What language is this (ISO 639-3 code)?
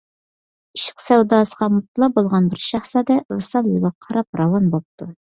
uig